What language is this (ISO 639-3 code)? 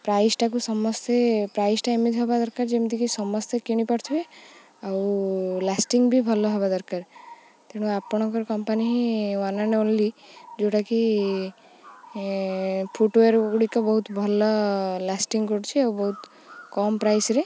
ori